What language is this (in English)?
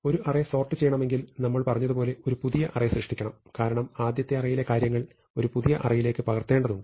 Malayalam